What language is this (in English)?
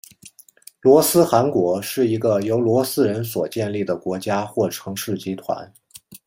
Chinese